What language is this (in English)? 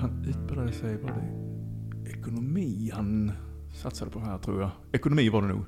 Swedish